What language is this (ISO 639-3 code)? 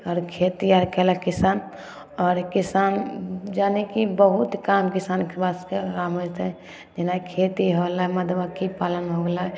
mai